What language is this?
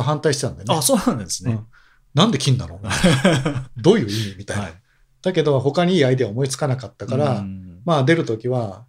Japanese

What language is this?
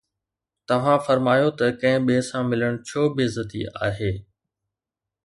Sindhi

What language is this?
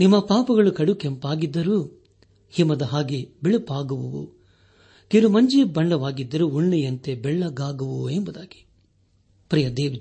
Kannada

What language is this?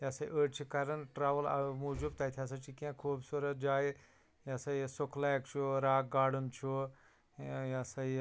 Kashmiri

